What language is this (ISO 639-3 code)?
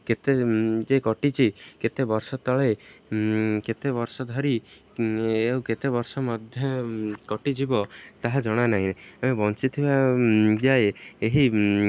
ori